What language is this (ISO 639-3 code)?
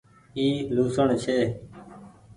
gig